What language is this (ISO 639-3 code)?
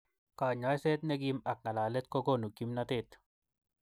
kln